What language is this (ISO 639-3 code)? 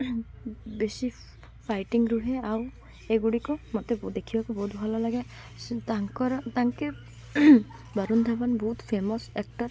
ori